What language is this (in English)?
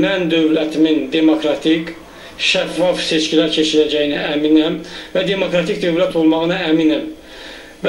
Turkish